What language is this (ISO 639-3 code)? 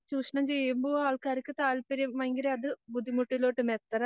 mal